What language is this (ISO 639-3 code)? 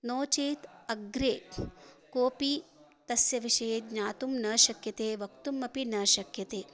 san